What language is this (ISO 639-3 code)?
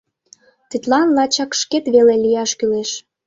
chm